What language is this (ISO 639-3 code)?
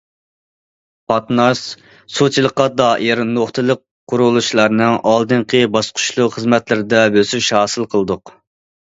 uig